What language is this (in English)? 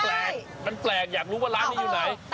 Thai